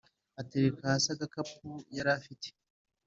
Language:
Kinyarwanda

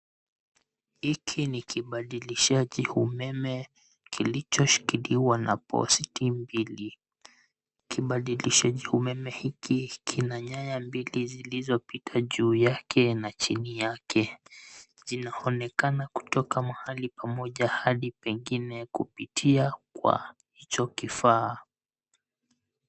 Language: Swahili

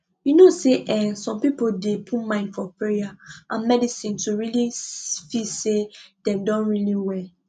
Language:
Nigerian Pidgin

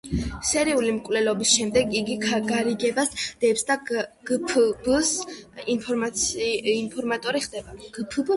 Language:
Georgian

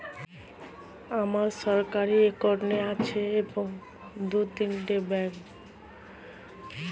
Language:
Bangla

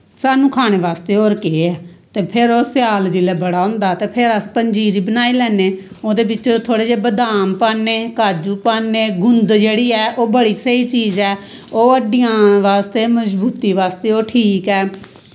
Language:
Dogri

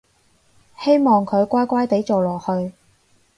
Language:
Cantonese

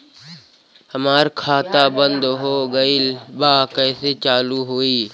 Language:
Bhojpuri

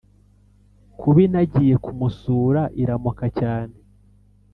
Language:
Kinyarwanda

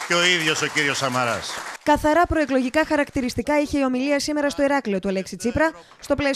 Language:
Greek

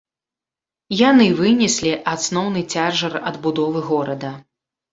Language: Belarusian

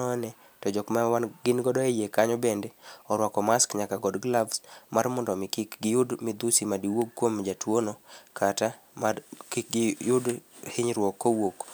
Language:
Luo (Kenya and Tanzania)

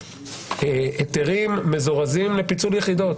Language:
Hebrew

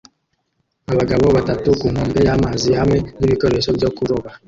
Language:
Kinyarwanda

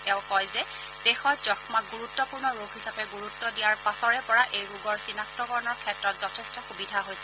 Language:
Assamese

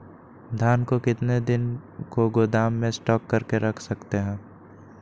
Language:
Magahi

